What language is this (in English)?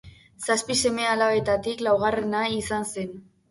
Basque